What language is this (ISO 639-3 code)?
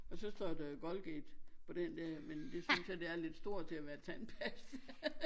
dan